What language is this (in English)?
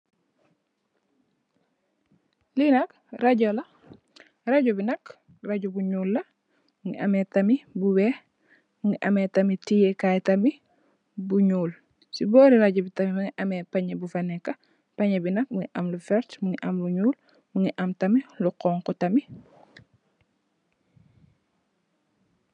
Wolof